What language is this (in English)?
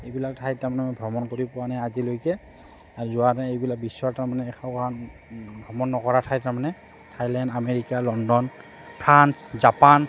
Assamese